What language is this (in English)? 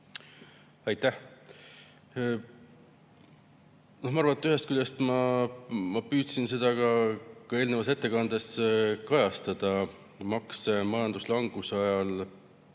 Estonian